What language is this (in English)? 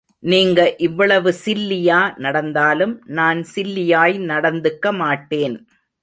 Tamil